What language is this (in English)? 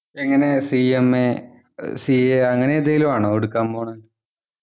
Malayalam